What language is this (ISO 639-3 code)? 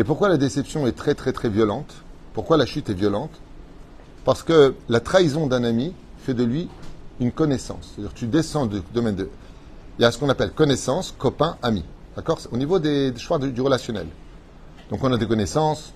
fra